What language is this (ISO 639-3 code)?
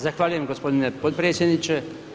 hrv